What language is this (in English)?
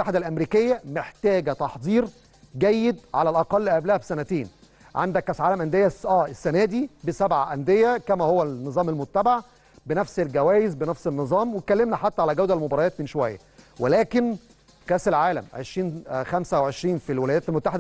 Arabic